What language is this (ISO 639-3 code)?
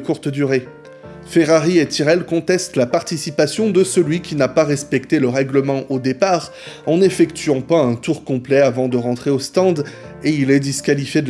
fra